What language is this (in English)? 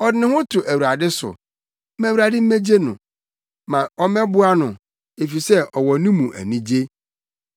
Akan